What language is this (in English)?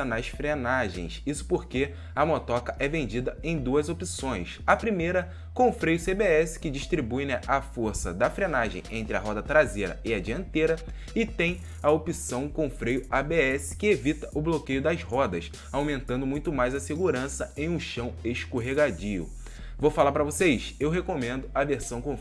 Portuguese